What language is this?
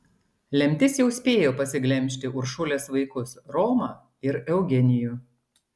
Lithuanian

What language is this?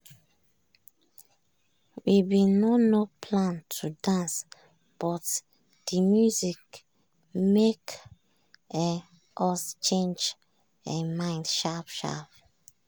Nigerian Pidgin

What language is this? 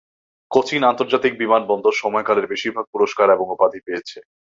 Bangla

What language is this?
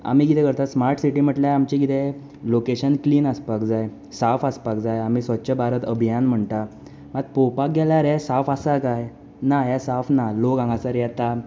Konkani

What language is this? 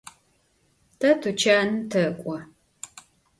Adyghe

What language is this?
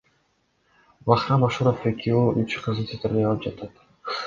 Kyrgyz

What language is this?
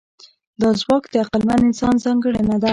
Pashto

